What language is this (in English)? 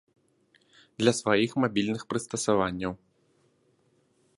Belarusian